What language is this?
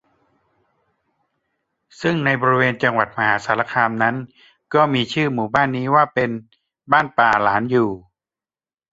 Thai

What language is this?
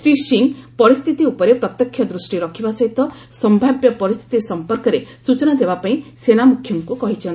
Odia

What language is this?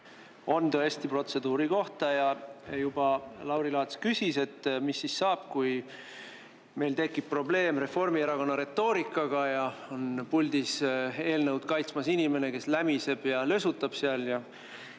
Estonian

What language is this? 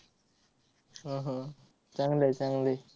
Marathi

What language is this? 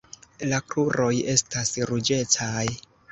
Esperanto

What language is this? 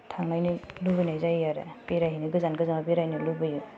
Bodo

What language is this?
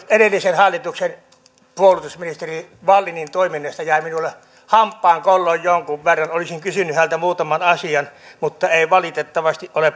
Finnish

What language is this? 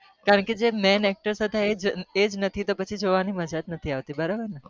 Gujarati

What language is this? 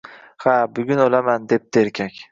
Uzbek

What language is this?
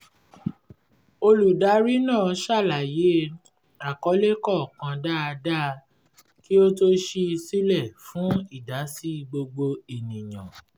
Yoruba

